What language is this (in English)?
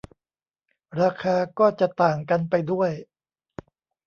Thai